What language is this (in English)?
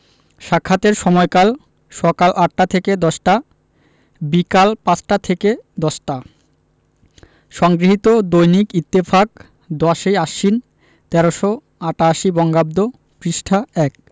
Bangla